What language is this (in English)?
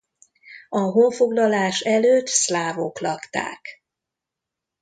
Hungarian